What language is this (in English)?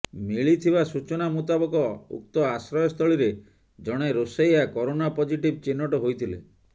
Odia